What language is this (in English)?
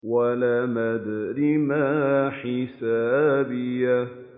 Arabic